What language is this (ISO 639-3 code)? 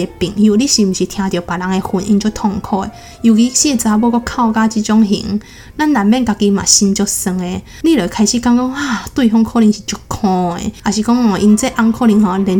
zho